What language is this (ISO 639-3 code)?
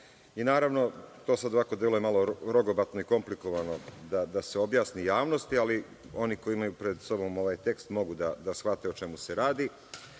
srp